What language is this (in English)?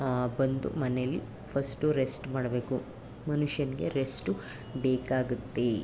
Kannada